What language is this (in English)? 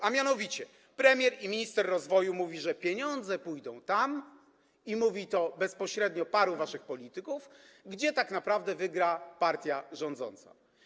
Polish